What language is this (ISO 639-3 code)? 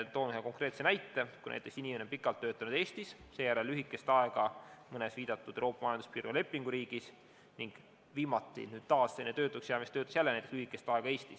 est